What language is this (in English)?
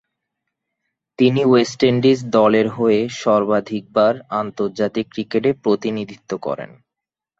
Bangla